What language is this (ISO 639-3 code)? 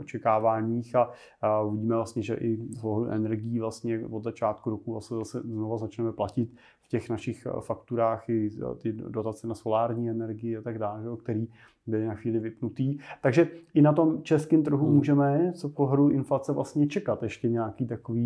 ces